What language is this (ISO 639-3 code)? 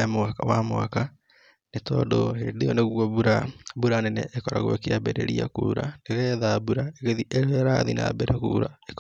kik